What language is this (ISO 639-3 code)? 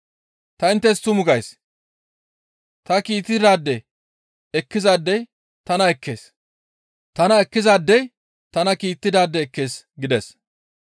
gmv